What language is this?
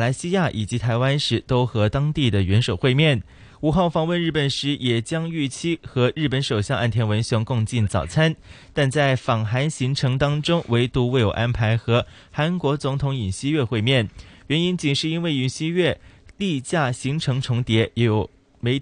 Chinese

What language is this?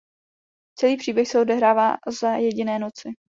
Czech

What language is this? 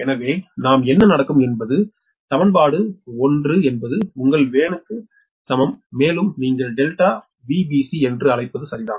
Tamil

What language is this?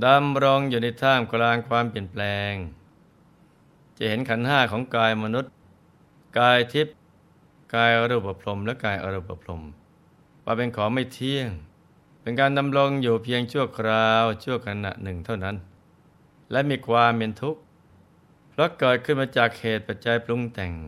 Thai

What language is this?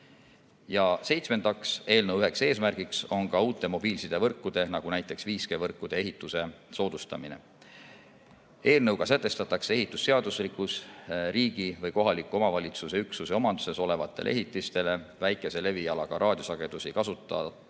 Estonian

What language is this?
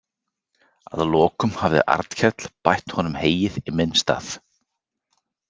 Icelandic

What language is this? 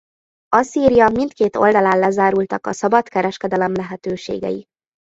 Hungarian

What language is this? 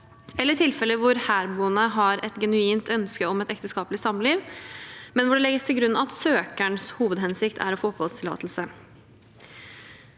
Norwegian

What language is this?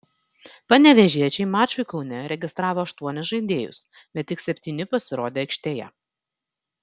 Lithuanian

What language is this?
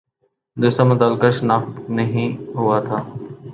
Urdu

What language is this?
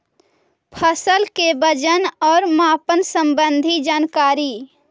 Magahi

